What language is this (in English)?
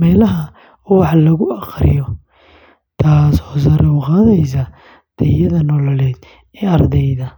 Somali